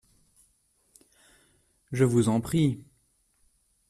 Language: French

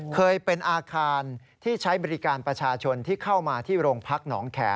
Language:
Thai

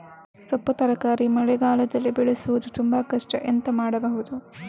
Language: Kannada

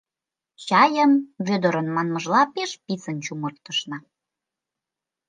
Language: Mari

